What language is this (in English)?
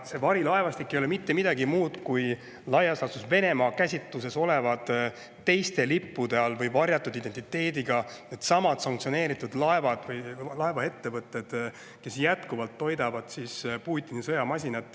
Estonian